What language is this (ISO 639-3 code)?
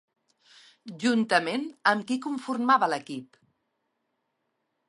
cat